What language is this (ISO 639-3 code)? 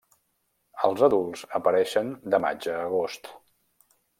cat